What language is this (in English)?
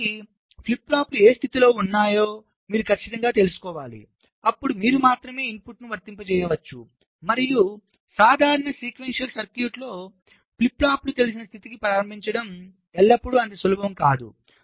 Telugu